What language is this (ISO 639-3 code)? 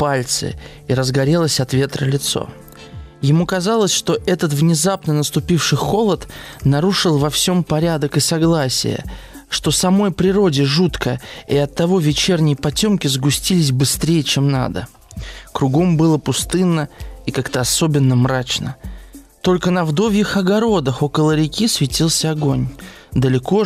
rus